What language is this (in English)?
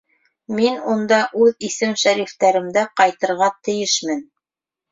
Bashkir